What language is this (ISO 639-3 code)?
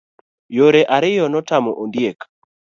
luo